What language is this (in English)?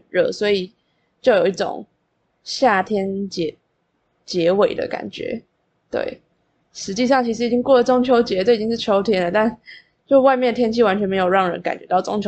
Chinese